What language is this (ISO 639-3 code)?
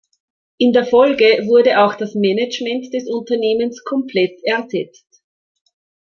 deu